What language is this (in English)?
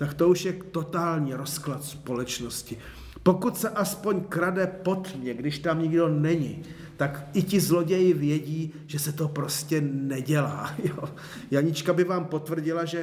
Czech